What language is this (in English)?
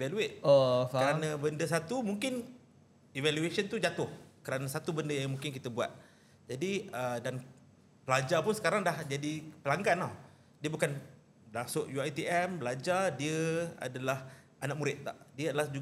Malay